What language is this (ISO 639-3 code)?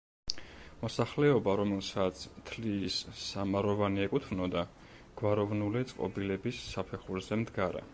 kat